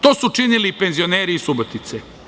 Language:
Serbian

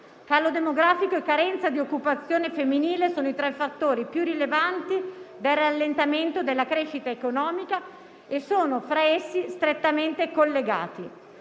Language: Italian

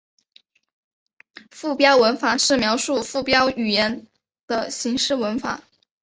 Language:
Chinese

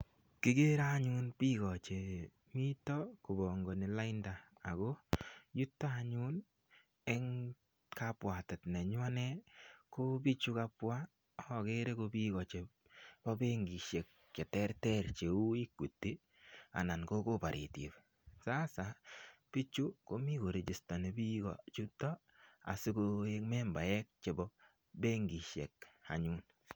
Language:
Kalenjin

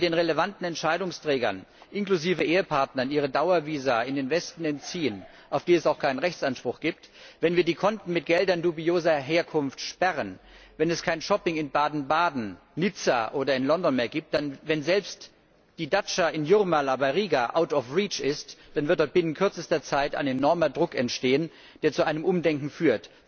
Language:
German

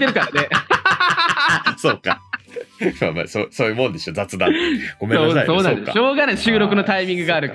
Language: Japanese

